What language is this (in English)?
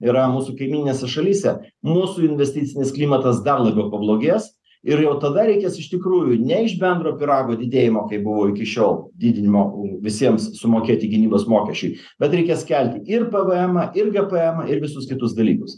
Lithuanian